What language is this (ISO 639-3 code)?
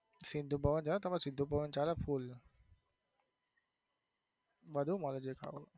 guj